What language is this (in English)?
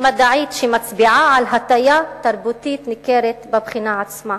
Hebrew